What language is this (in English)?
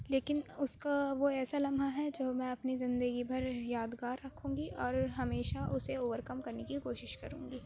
Urdu